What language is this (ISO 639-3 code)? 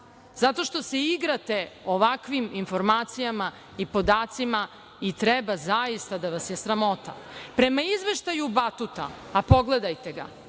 srp